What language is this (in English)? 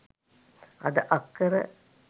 Sinhala